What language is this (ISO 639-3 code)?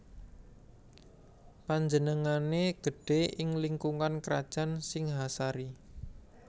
jav